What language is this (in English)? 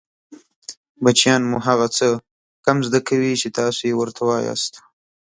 Pashto